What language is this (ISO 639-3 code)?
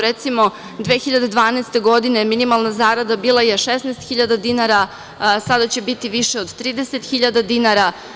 srp